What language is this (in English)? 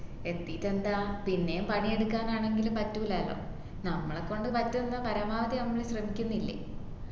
Malayalam